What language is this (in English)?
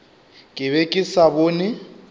Northern Sotho